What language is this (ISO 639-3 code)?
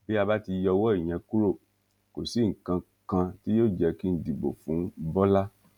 yor